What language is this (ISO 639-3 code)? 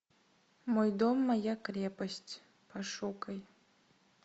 rus